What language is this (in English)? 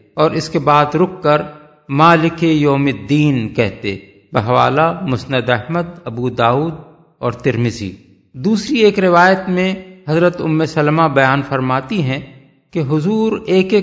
Urdu